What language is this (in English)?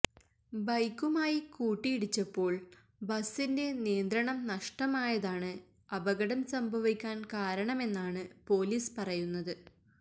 Malayalam